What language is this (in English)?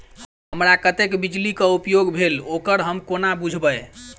Maithili